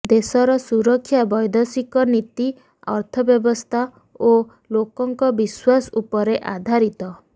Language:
Odia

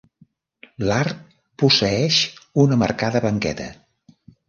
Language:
Catalan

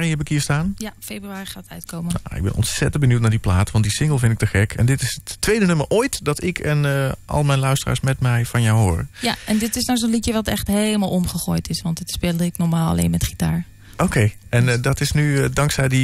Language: Dutch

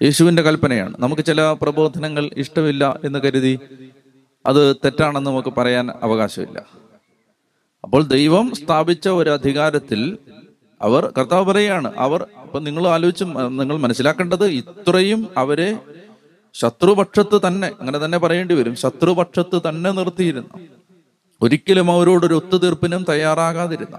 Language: Malayalam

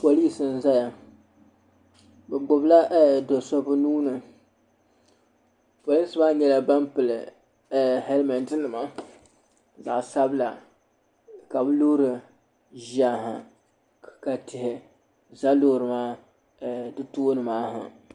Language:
Dagbani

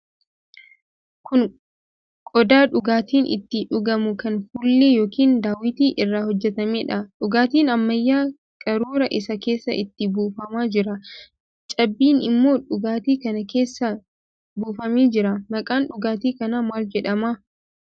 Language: Oromo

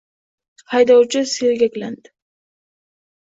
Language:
Uzbek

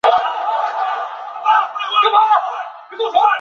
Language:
Chinese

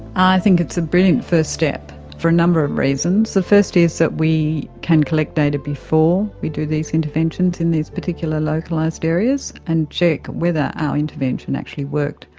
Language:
English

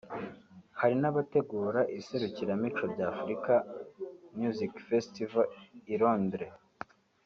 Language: Kinyarwanda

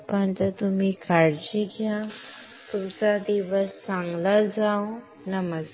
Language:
Marathi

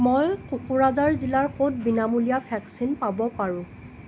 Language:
Assamese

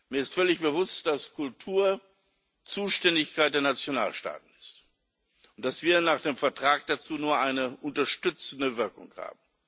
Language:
German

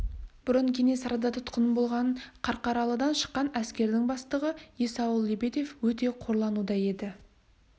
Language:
Kazakh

